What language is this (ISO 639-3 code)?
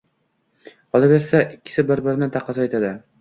uzb